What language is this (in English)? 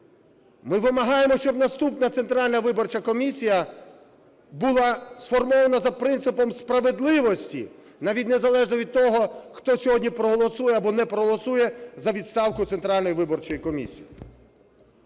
Ukrainian